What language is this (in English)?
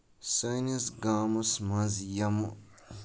Kashmiri